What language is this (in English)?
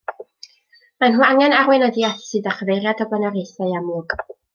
Welsh